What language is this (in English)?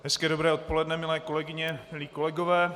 Czech